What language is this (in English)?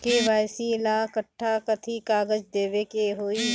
Bhojpuri